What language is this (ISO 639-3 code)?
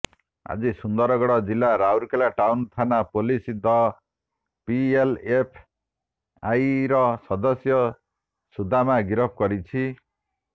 ori